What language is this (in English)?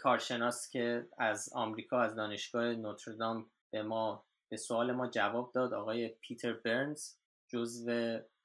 Persian